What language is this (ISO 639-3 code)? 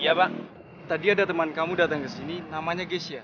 ind